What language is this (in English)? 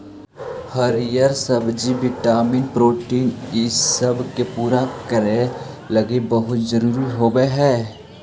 Magahi